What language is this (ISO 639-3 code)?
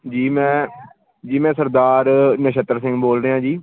pan